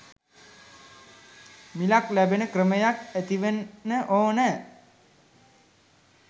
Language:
Sinhala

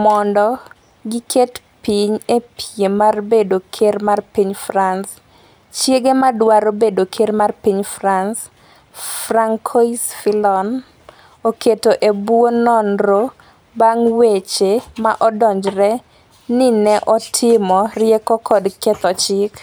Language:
Luo (Kenya and Tanzania)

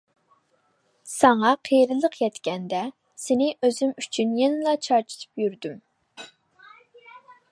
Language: Uyghur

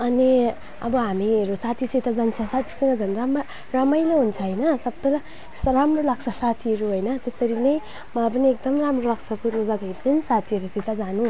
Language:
Nepali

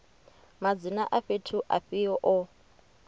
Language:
Venda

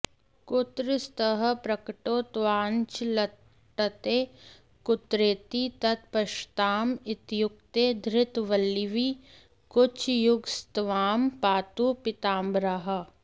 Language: Sanskrit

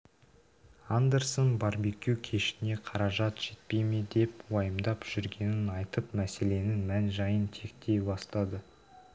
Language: Kazakh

